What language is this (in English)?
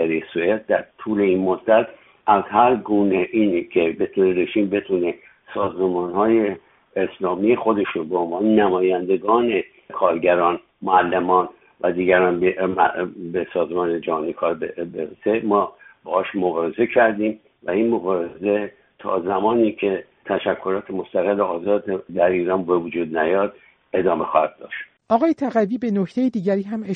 Persian